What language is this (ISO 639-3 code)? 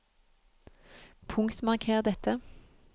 nor